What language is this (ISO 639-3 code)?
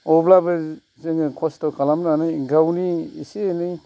brx